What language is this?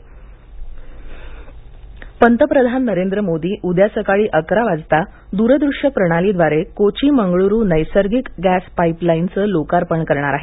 Marathi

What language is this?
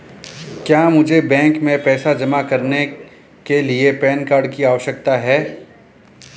Hindi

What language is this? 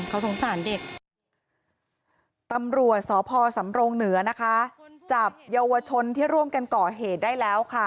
Thai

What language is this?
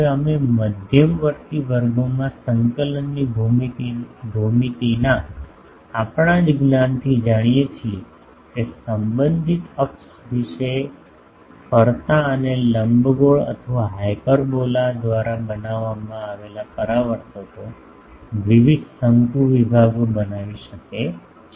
Gujarati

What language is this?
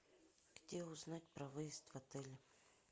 Russian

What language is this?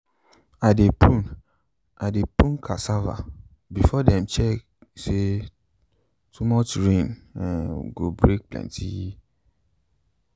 Nigerian Pidgin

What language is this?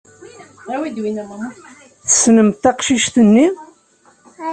Kabyle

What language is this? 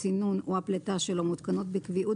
Hebrew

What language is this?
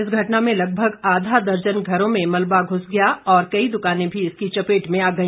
Hindi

